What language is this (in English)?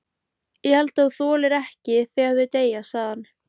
Icelandic